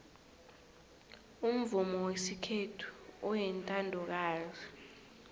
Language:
South Ndebele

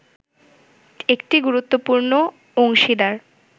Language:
Bangla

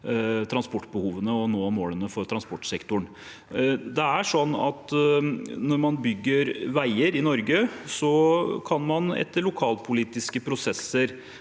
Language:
Norwegian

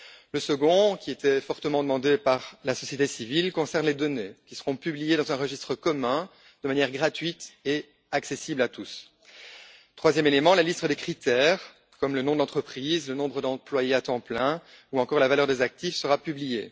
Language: French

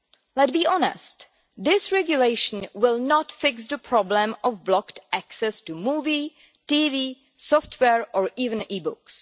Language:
English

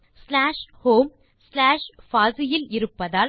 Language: Tamil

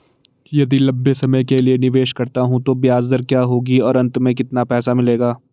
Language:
Hindi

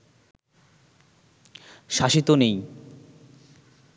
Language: Bangla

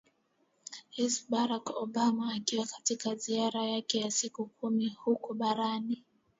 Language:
Swahili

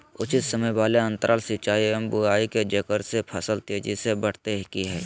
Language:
Magahi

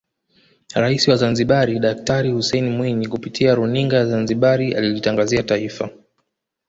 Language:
Swahili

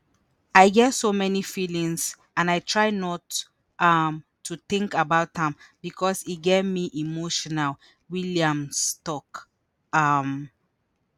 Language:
Nigerian Pidgin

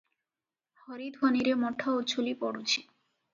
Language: Odia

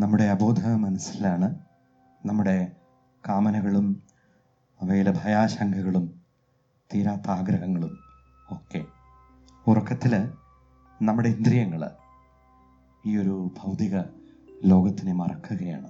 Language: Malayalam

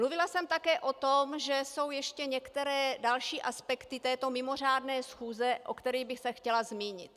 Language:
Czech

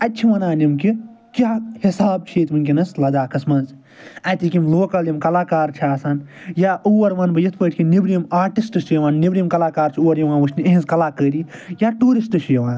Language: Kashmiri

